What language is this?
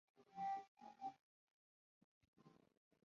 Uzbek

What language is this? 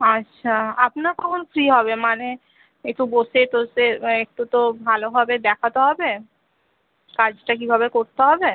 Bangla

